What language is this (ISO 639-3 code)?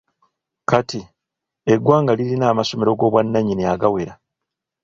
lug